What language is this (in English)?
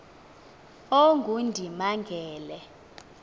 Xhosa